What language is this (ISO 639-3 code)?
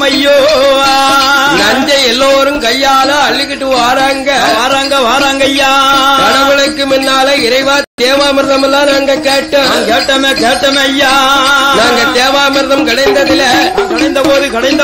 ara